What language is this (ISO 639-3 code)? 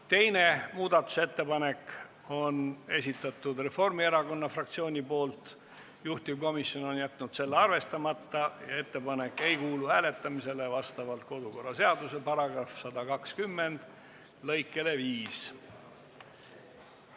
est